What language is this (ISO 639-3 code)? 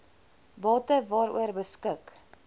afr